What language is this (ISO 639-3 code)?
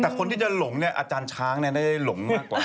tha